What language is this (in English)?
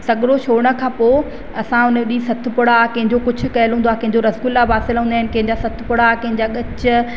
Sindhi